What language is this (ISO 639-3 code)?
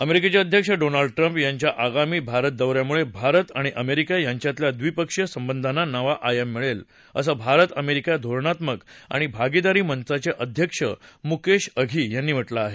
mar